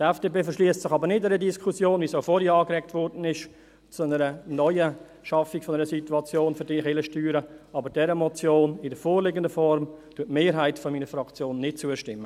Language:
Swiss German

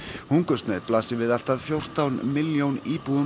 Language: Icelandic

